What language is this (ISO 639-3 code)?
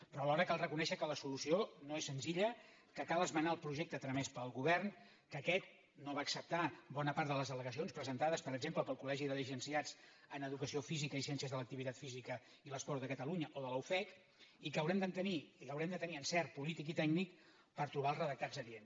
cat